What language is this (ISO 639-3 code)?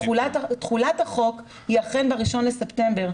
heb